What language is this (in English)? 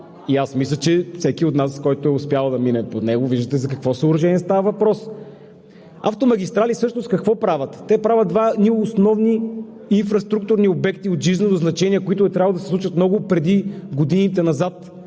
Bulgarian